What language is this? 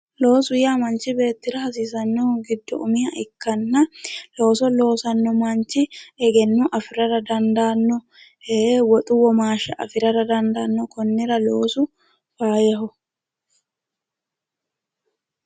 Sidamo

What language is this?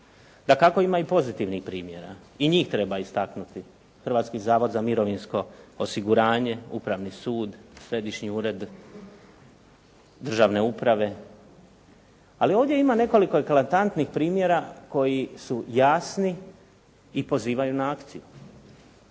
Croatian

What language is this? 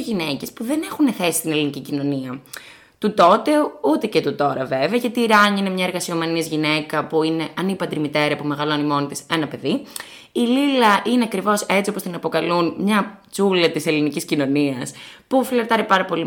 Greek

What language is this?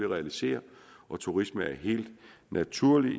Danish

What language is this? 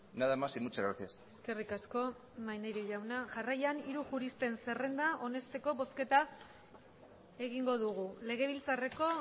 Basque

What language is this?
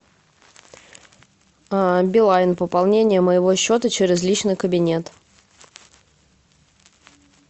Russian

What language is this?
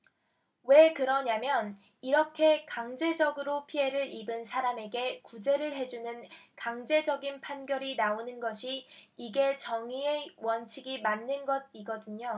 Korean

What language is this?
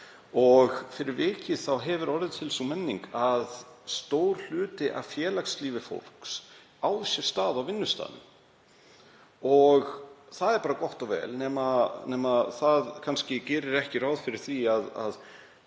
Icelandic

